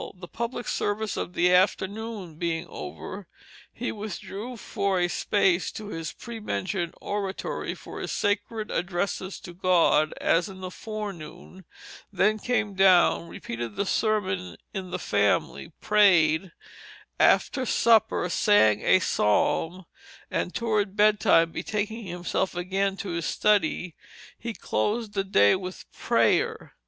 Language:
English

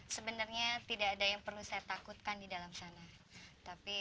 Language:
Indonesian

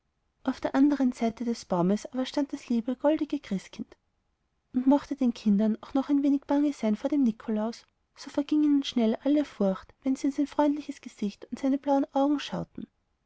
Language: German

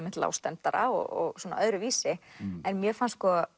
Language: Icelandic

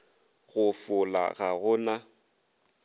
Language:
Northern Sotho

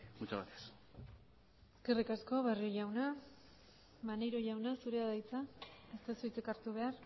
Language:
Basque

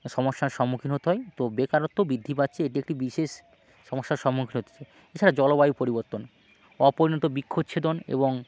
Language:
Bangla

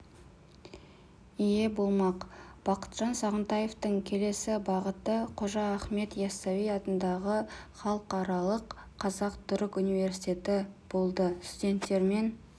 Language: Kazakh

